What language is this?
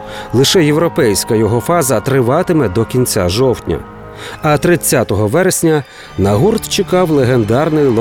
Ukrainian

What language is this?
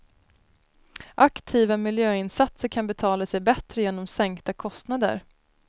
Swedish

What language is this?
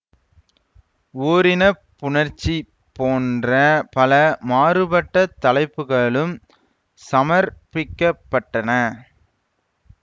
Tamil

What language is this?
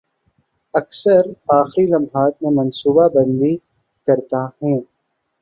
Urdu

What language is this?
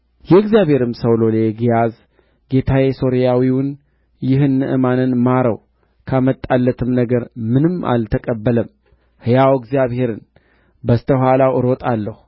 Amharic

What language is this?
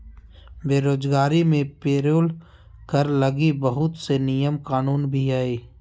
Magahi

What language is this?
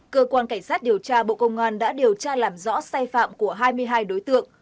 Vietnamese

